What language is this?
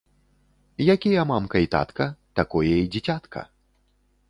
Belarusian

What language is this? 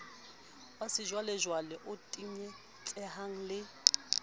Southern Sotho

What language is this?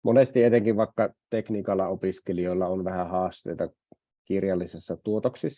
Finnish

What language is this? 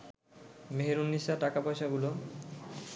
Bangla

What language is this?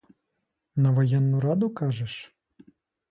Ukrainian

